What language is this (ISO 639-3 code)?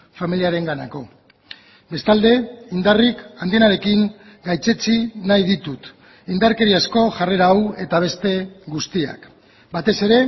eus